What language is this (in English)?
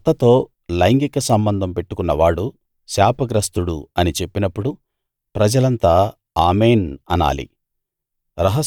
Telugu